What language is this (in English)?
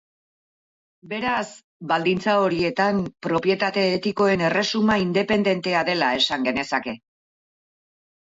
Basque